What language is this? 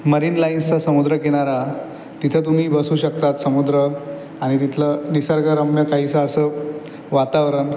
Marathi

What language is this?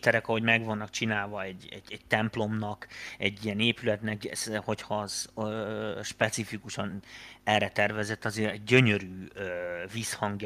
Hungarian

